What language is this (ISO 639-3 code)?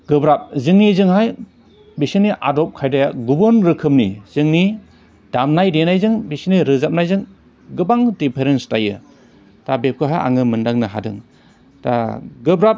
brx